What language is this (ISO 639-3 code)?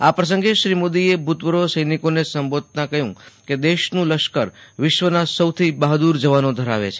guj